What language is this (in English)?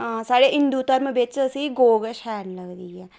Dogri